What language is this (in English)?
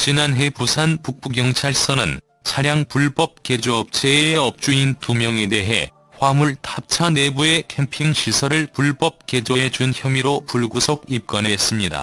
Korean